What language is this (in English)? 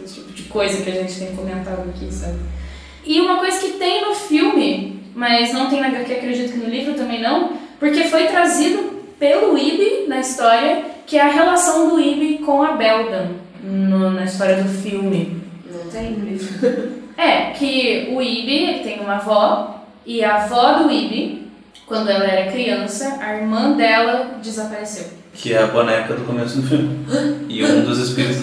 Portuguese